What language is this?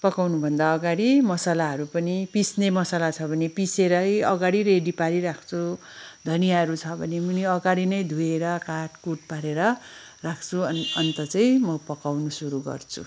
Nepali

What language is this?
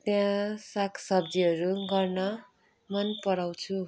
Nepali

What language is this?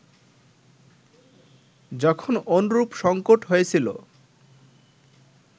Bangla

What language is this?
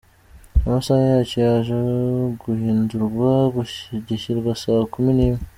Kinyarwanda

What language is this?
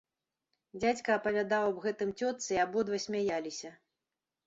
Belarusian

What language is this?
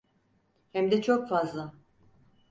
Turkish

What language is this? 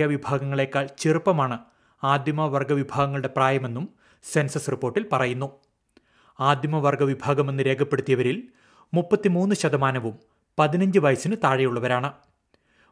Malayalam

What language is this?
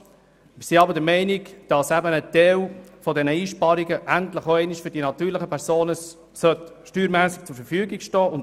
Swiss German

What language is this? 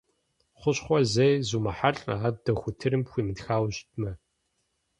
Kabardian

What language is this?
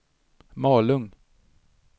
Swedish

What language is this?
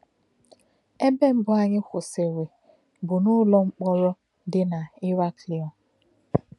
Igbo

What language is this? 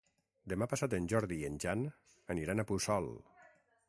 Catalan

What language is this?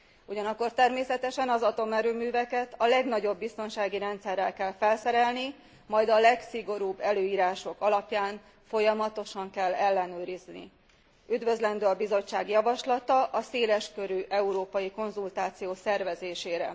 Hungarian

